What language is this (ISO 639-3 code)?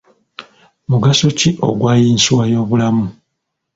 lug